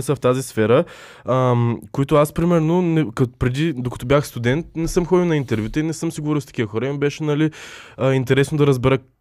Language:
Bulgarian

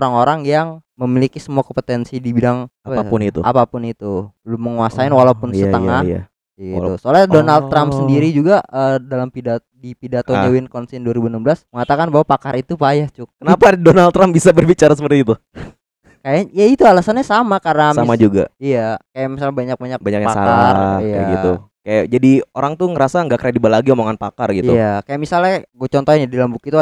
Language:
Indonesian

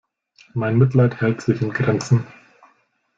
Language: German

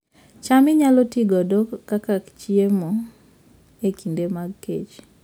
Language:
Luo (Kenya and Tanzania)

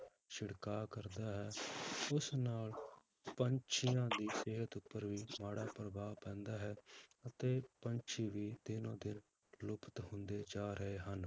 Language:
Punjabi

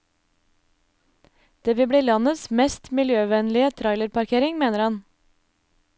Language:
Norwegian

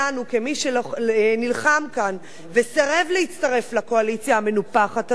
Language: Hebrew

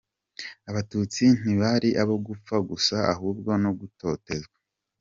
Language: Kinyarwanda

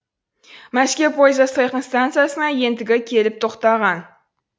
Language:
Kazakh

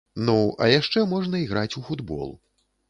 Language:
Belarusian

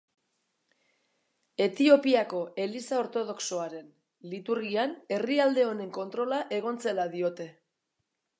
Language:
Basque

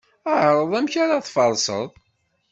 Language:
Kabyle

